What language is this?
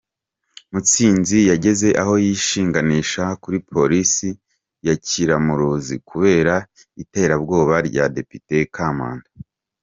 Kinyarwanda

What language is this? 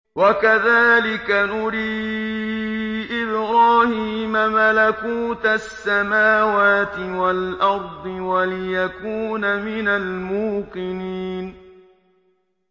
Arabic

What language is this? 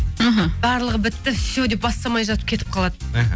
Kazakh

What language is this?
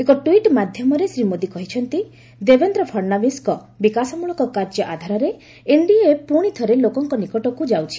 Odia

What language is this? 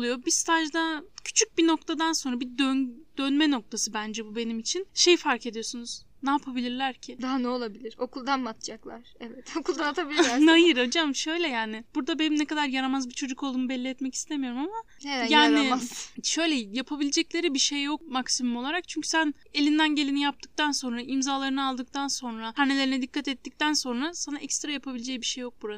Turkish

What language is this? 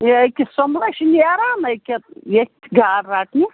Kashmiri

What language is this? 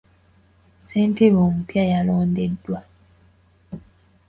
Ganda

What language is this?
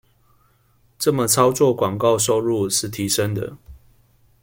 Chinese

